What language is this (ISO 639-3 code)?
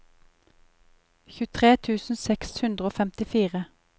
nor